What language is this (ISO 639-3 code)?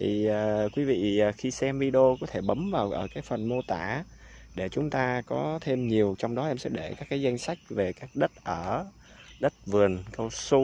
vie